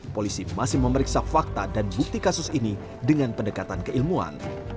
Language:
Indonesian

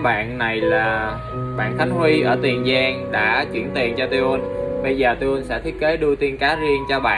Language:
Vietnamese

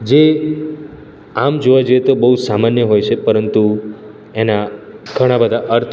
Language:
Gujarati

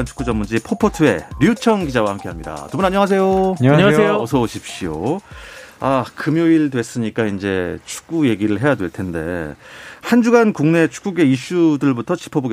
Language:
Korean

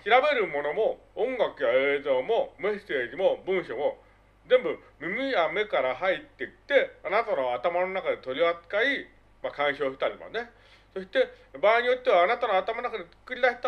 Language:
Japanese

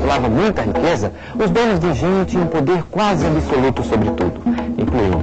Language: Portuguese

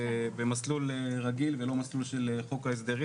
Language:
Hebrew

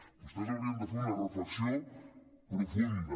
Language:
Catalan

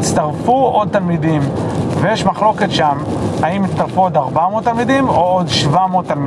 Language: Hebrew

